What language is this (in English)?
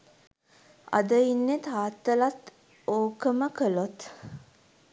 Sinhala